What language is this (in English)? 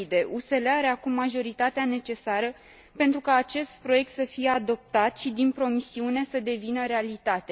Romanian